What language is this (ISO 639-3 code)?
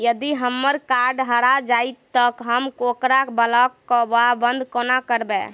mai